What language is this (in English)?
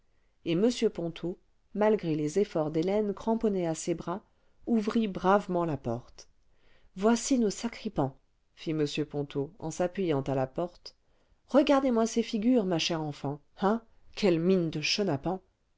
French